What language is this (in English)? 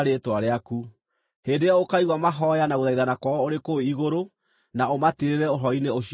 Kikuyu